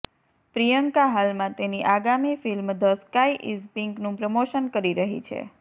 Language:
Gujarati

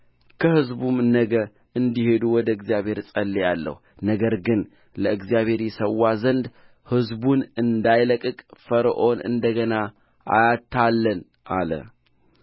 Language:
Amharic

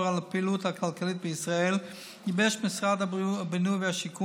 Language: Hebrew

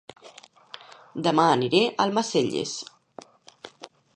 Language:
Catalan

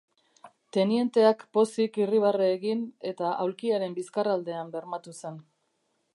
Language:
Basque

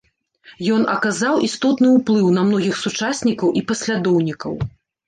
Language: Belarusian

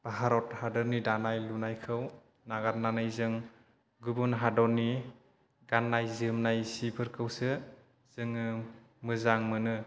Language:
Bodo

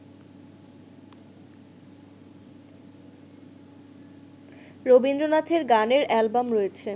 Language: Bangla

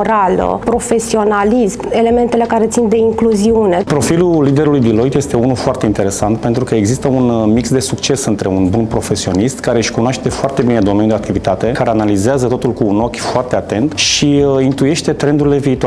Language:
Romanian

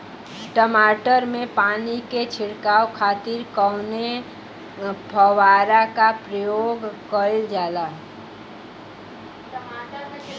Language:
Bhojpuri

